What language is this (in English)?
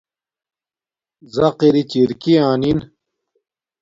Domaaki